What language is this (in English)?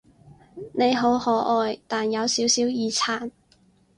Cantonese